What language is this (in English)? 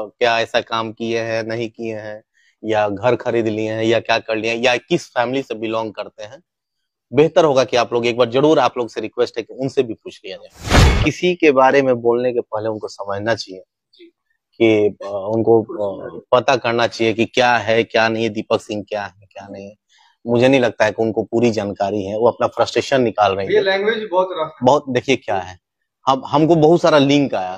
Hindi